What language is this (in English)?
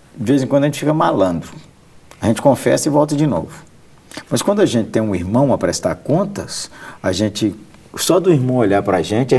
Portuguese